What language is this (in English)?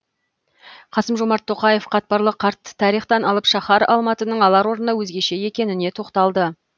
Kazakh